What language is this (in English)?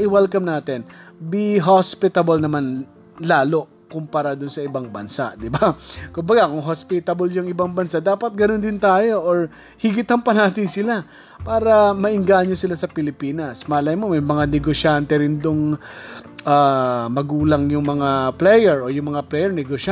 Filipino